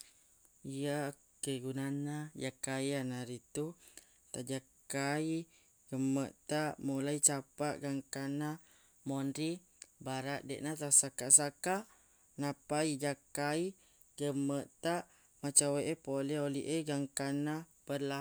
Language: Buginese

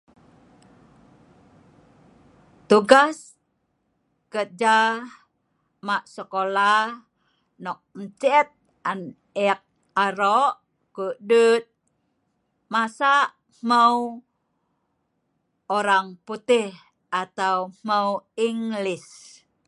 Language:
Sa'ban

